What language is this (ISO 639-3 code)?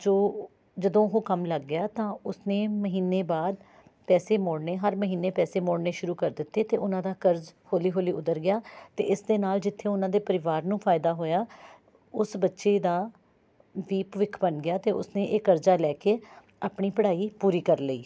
pan